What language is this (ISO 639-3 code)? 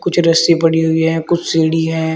hin